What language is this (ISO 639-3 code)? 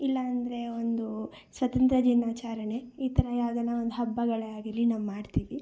kan